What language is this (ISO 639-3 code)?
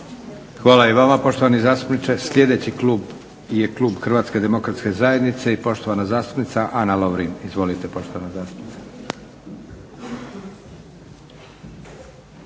hrv